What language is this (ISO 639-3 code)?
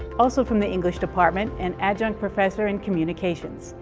eng